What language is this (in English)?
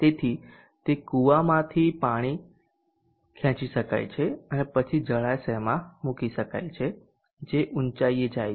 Gujarati